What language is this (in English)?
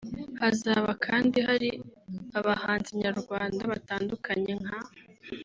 Kinyarwanda